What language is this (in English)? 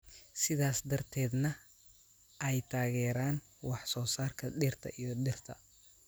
Somali